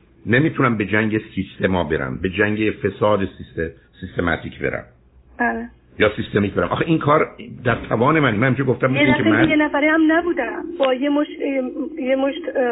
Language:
Persian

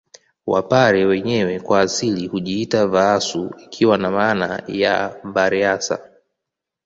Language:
Swahili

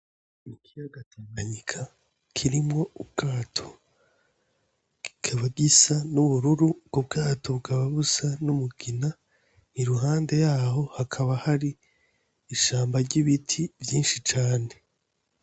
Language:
Rundi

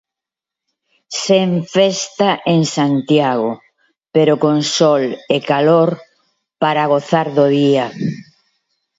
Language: Galician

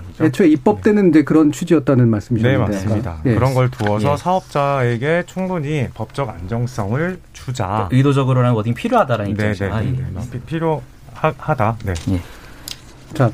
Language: Korean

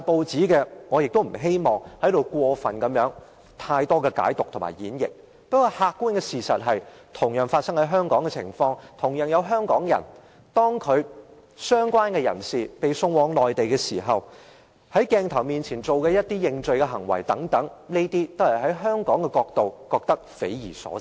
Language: Cantonese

